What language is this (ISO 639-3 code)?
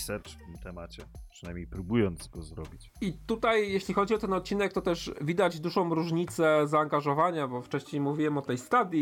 pol